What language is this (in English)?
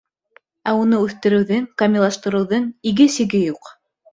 Bashkir